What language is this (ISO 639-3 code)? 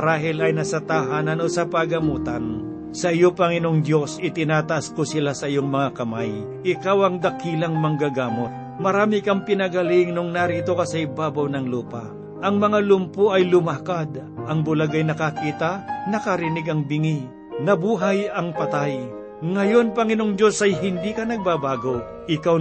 fil